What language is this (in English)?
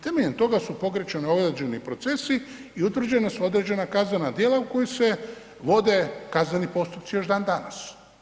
Croatian